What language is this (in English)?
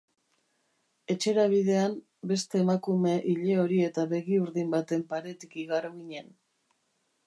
Basque